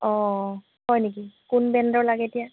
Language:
Assamese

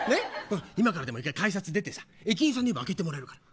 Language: Japanese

